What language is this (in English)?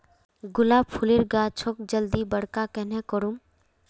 Magahi